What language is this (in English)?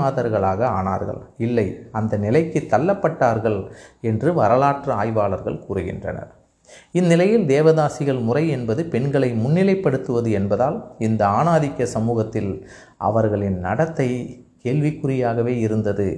Tamil